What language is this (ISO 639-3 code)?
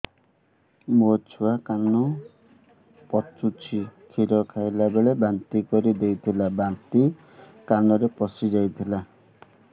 ori